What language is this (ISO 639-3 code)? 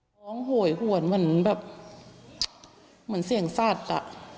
tha